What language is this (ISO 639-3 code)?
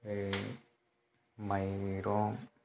brx